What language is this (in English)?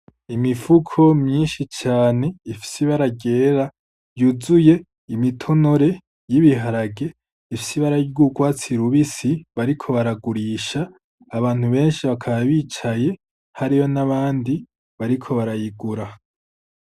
Rundi